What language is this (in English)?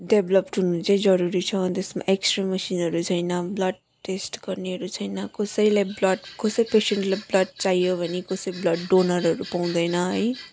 Nepali